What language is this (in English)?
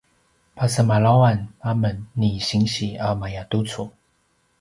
Paiwan